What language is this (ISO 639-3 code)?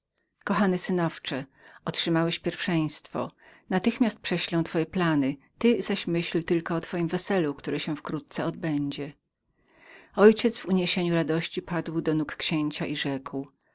pol